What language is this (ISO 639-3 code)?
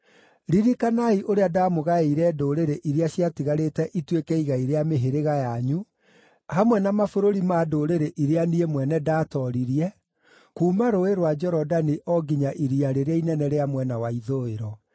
kik